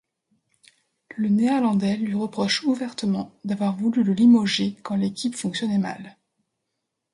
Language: French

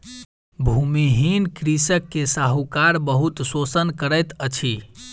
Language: Maithili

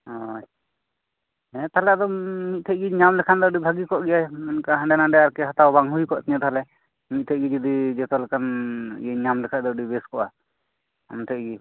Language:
Santali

